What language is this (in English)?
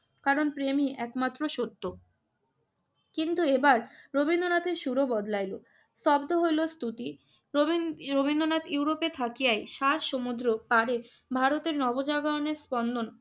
Bangla